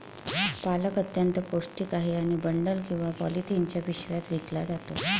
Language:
Marathi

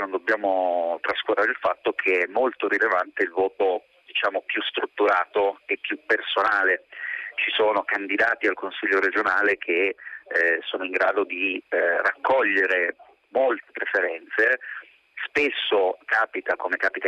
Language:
Italian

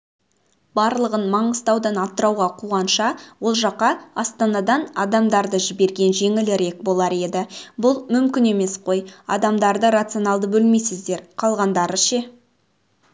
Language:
Kazakh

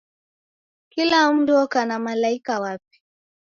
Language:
Taita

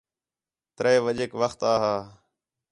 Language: Khetrani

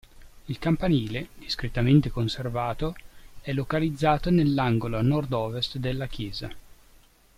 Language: Italian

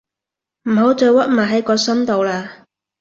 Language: Cantonese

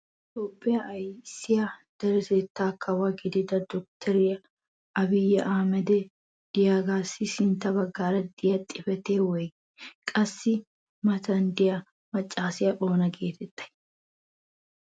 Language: Wolaytta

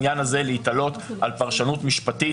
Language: Hebrew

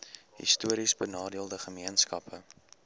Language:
Afrikaans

